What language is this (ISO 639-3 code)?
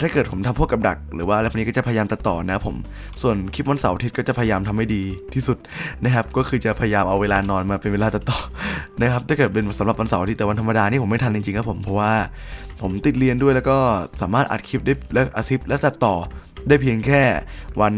tha